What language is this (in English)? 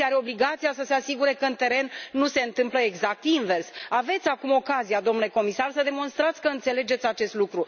Romanian